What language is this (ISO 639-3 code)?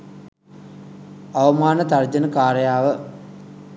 sin